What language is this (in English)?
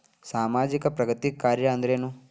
Kannada